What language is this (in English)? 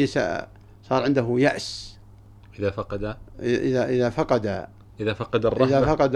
Arabic